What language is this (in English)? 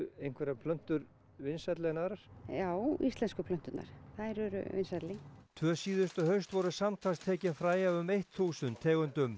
Icelandic